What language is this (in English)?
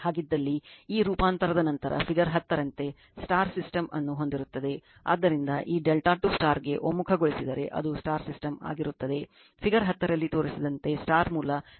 Kannada